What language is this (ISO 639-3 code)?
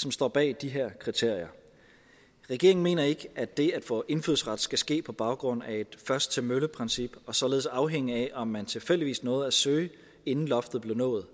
dan